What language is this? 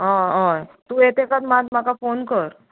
Konkani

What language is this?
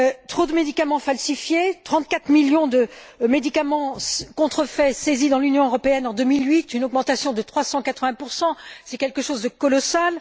French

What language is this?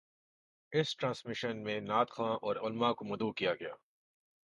Urdu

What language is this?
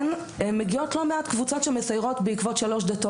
Hebrew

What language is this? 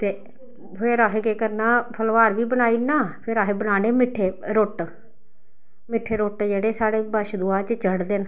Dogri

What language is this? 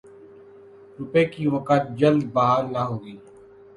Urdu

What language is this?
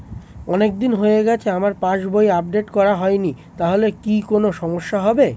Bangla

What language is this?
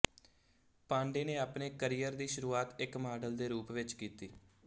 Punjabi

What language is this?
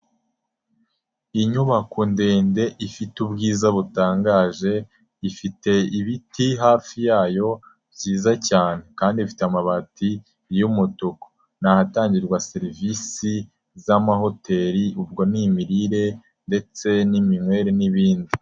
Kinyarwanda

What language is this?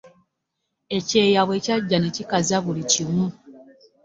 Ganda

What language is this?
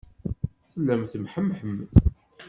Kabyle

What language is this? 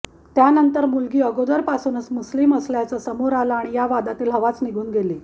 Marathi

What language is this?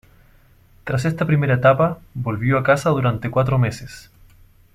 Spanish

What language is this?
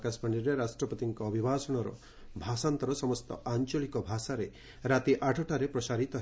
Odia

